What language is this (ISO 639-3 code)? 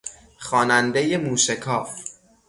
fas